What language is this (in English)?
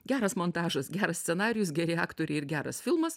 Lithuanian